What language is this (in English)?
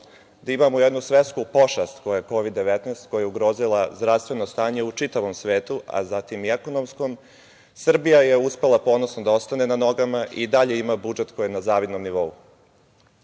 Serbian